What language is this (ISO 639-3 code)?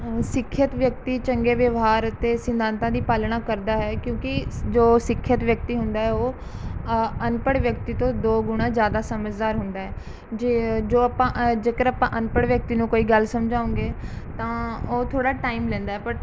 pan